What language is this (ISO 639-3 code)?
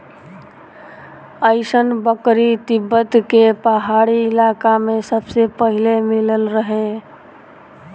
bho